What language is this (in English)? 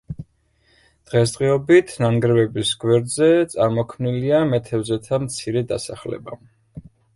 Georgian